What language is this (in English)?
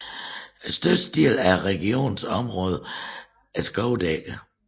Danish